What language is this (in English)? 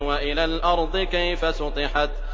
Arabic